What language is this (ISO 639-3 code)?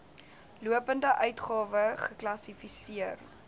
afr